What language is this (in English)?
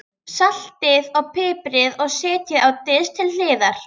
Icelandic